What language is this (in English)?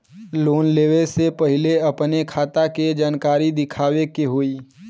Bhojpuri